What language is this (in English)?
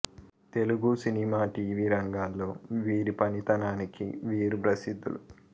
Telugu